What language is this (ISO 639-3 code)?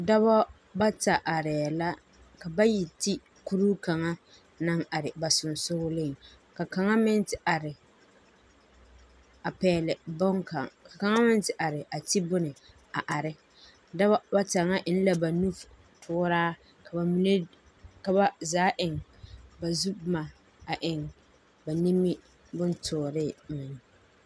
dga